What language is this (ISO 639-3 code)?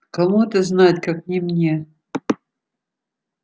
rus